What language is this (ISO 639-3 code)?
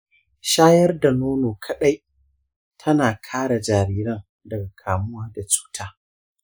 hau